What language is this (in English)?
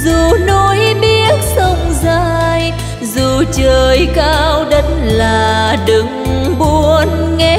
Vietnamese